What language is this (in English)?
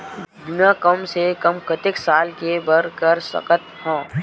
Chhattisgarhi